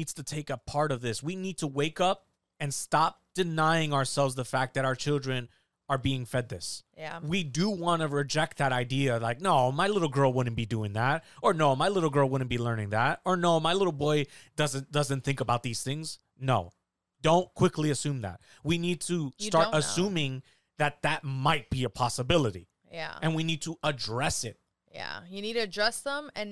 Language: English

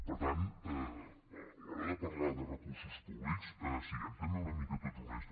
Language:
Catalan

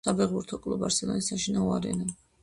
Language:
Georgian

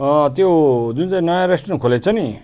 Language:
Nepali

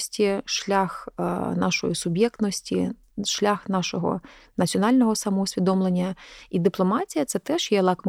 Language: Ukrainian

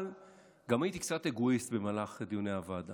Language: Hebrew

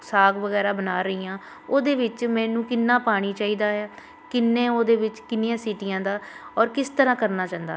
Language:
Punjabi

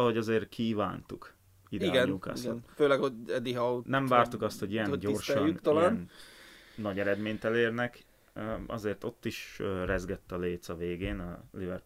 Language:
Hungarian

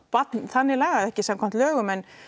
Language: Icelandic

